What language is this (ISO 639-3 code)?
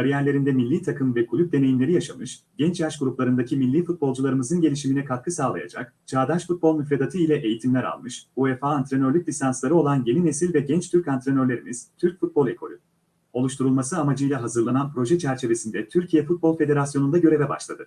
tur